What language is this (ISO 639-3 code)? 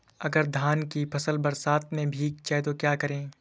hin